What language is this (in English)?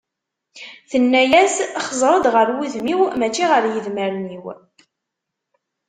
Kabyle